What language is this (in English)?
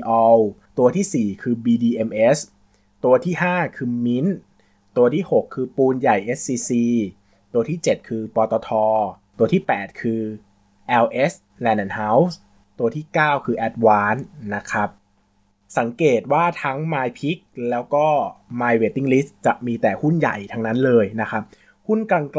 Thai